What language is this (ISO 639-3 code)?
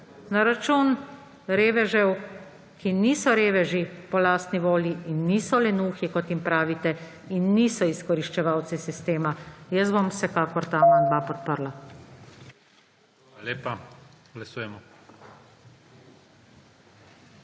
slv